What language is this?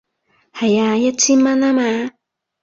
Cantonese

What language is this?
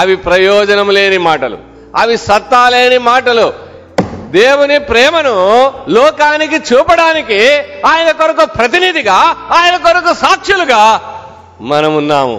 Telugu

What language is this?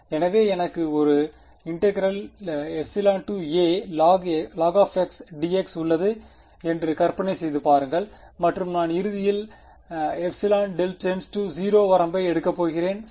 Tamil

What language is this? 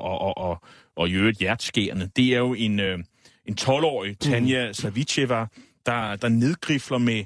Danish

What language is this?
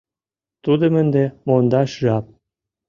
Mari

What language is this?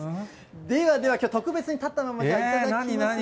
Japanese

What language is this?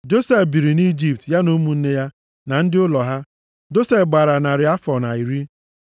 Igbo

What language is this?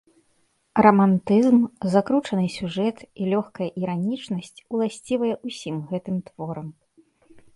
Belarusian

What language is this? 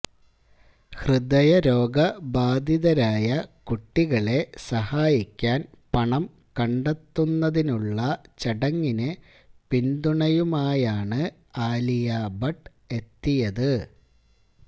Malayalam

